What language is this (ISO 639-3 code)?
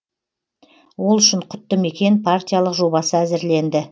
kaz